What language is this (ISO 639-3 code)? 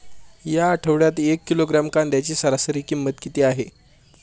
mar